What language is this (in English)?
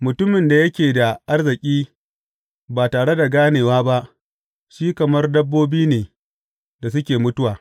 Hausa